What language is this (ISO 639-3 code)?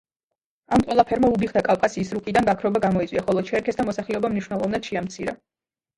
kat